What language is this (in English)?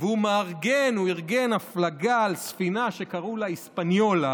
Hebrew